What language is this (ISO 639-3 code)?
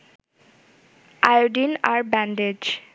ben